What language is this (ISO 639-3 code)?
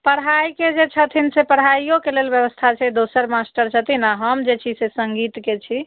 mai